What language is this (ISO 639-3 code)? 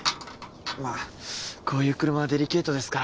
jpn